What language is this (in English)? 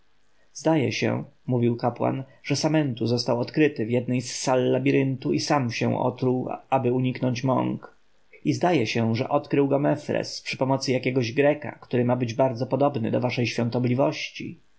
Polish